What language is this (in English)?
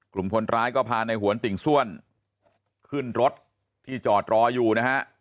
Thai